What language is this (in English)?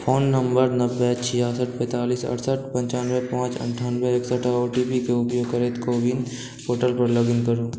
Maithili